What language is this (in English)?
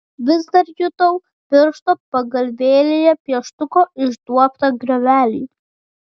Lithuanian